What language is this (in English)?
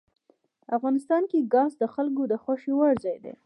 Pashto